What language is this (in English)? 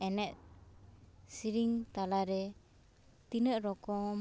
Santali